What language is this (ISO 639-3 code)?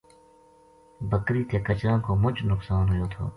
gju